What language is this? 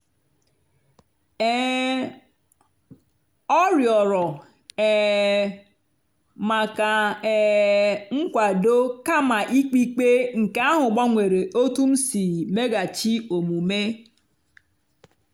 Igbo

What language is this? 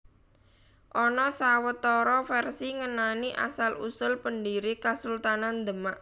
Javanese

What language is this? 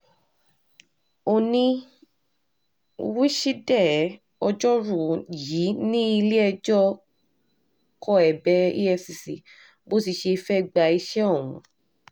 Yoruba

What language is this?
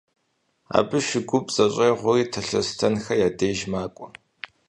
Kabardian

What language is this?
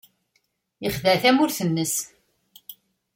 Kabyle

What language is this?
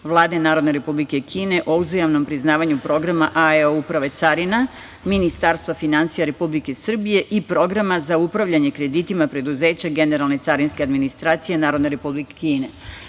Serbian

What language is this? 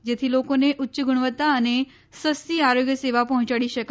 Gujarati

